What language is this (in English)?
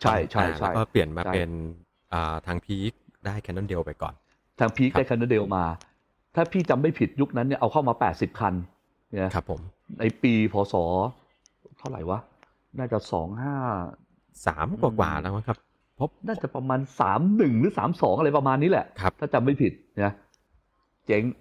Thai